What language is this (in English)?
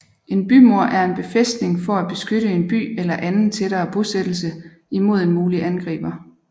Danish